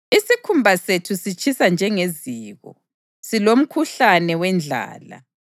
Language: North Ndebele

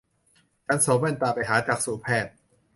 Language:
Thai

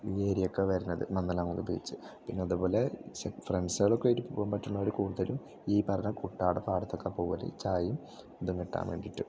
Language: Malayalam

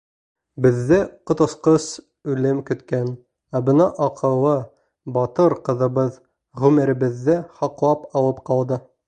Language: Bashkir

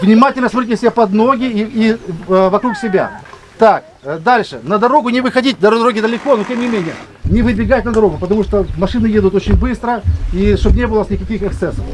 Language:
Russian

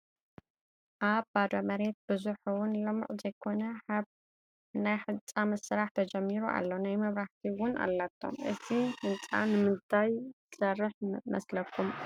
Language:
Tigrinya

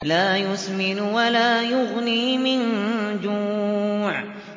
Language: Arabic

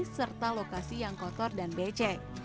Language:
Indonesian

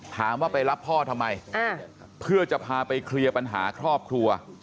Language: Thai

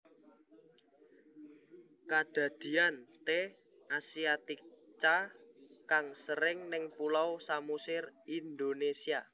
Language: Javanese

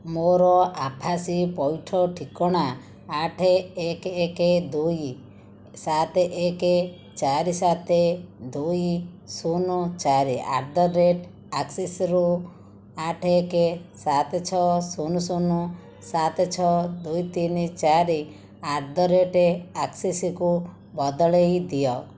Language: Odia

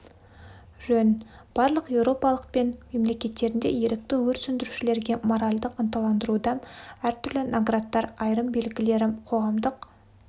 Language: Kazakh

